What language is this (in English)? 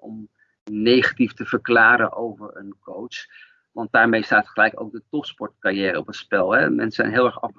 Dutch